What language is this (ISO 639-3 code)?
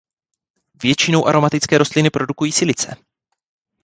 ces